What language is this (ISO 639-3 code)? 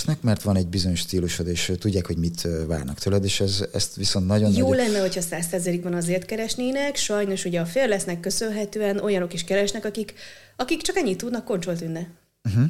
hun